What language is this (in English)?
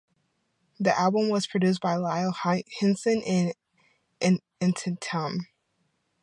English